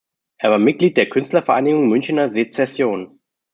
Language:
German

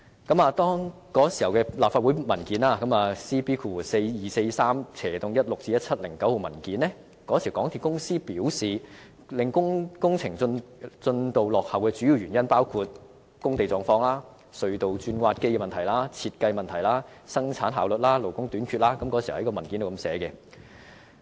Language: Cantonese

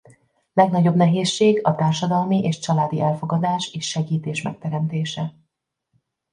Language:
Hungarian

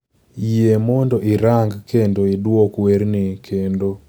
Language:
Luo (Kenya and Tanzania)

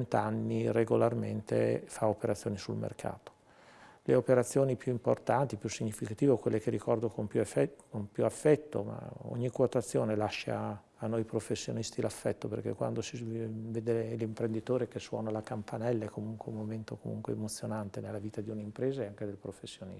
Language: Italian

